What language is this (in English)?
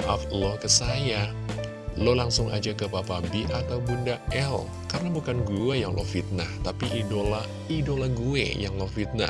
Indonesian